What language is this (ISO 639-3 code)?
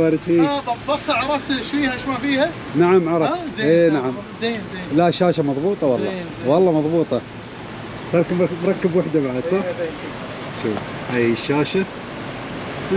ara